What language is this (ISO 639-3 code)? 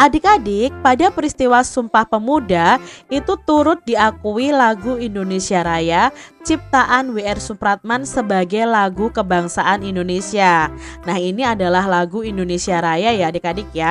ind